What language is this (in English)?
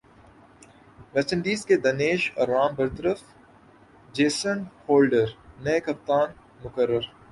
Urdu